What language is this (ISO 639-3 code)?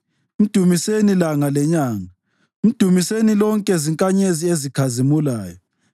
nde